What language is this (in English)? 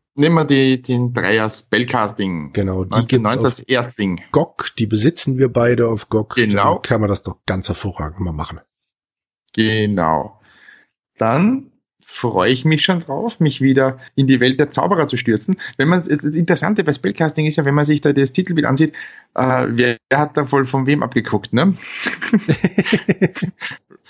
German